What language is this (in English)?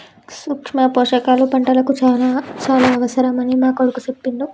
Telugu